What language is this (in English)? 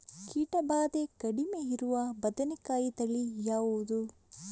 Kannada